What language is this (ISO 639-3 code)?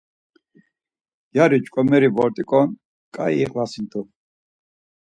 lzz